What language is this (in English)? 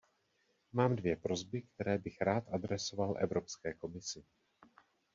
Czech